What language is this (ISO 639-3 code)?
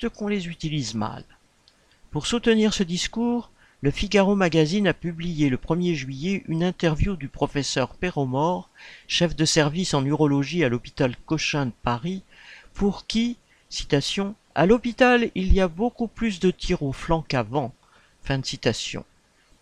fra